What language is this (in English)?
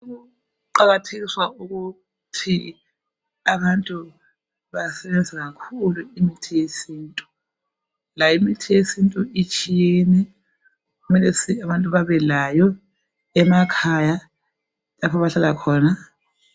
North Ndebele